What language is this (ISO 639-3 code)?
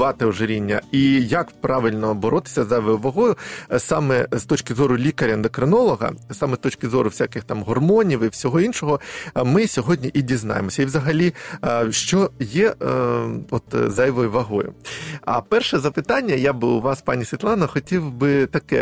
ukr